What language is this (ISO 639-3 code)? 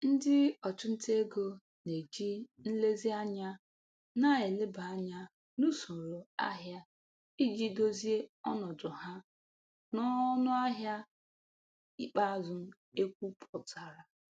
ibo